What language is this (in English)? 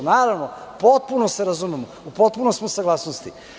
Serbian